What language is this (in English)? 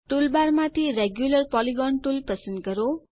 Gujarati